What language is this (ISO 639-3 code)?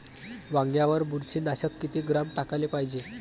mar